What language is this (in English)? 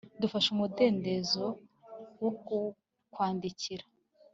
Kinyarwanda